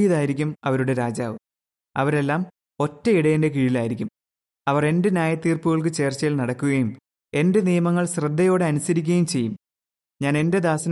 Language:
Malayalam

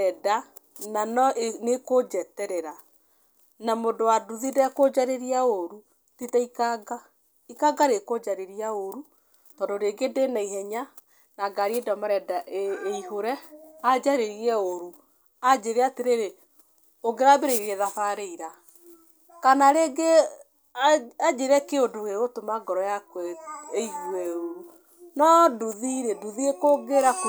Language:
Kikuyu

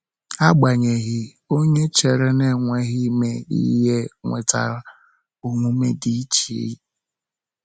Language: Igbo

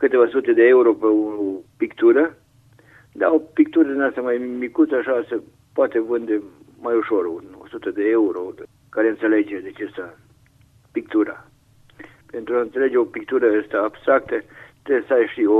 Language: Romanian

